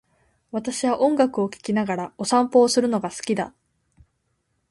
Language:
Japanese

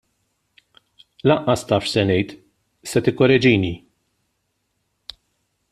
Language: Maltese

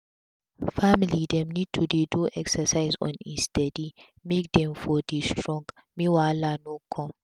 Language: Nigerian Pidgin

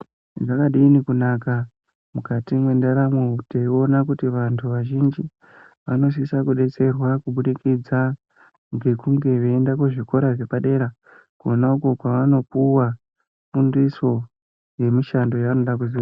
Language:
Ndau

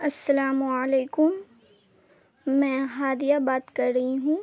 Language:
Urdu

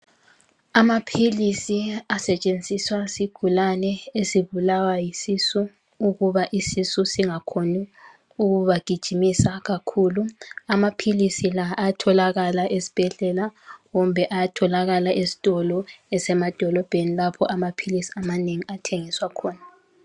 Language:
North Ndebele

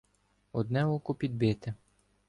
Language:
Ukrainian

